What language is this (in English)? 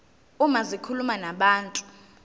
Zulu